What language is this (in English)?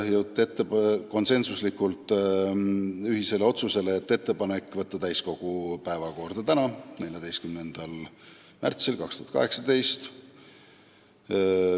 Estonian